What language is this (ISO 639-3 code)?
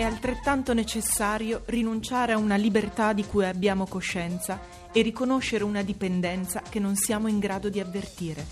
ita